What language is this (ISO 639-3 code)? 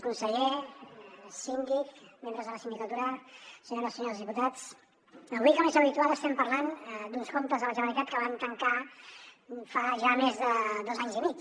cat